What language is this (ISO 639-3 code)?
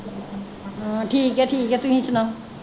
pan